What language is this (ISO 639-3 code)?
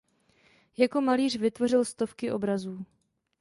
ces